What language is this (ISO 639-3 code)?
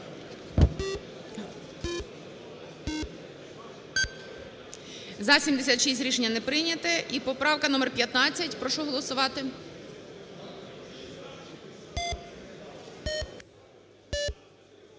ukr